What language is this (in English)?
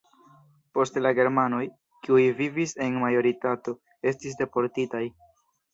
Esperanto